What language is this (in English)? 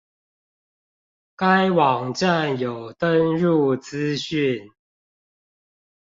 Chinese